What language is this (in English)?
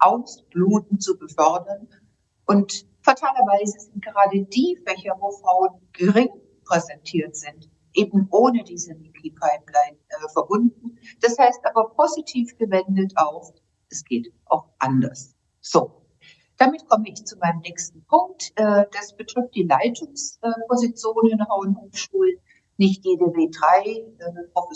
German